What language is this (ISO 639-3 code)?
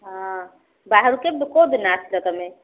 ori